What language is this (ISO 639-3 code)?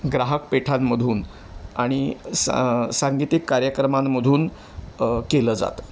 mar